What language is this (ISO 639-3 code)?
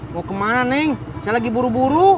ind